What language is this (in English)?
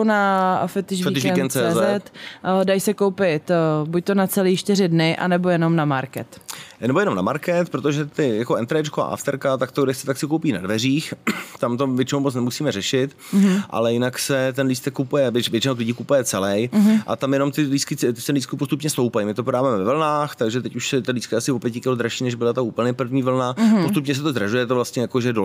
Czech